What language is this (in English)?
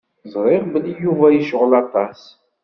Kabyle